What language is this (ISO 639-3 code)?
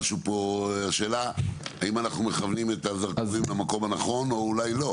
heb